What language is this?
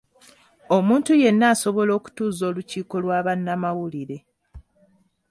Ganda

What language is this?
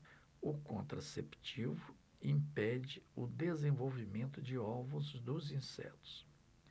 Portuguese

